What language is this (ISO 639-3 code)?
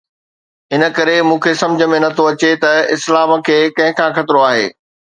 snd